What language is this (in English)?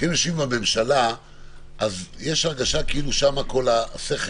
Hebrew